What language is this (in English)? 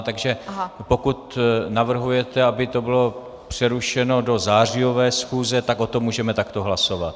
Czech